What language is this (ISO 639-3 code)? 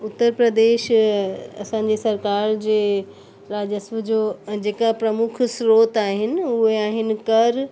snd